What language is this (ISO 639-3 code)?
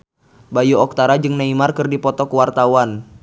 sun